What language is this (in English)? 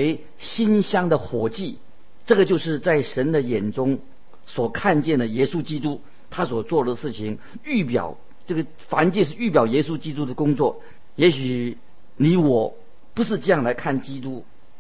Chinese